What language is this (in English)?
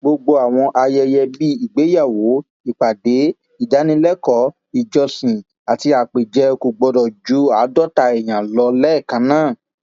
Yoruba